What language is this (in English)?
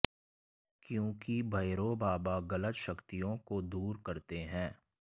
Hindi